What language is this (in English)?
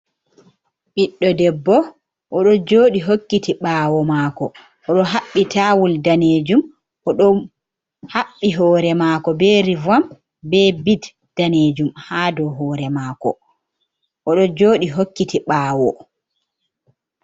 Fula